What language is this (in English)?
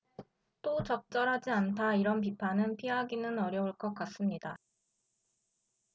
Korean